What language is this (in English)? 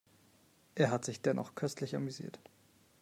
German